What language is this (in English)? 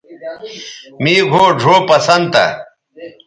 Bateri